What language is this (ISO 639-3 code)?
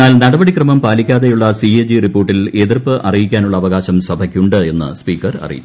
mal